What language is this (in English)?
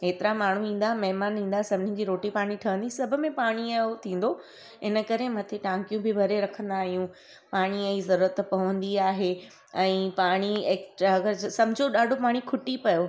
Sindhi